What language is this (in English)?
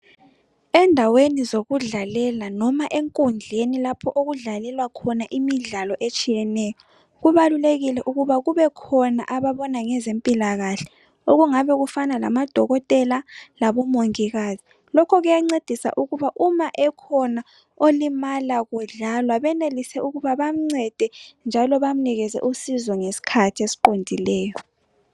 North Ndebele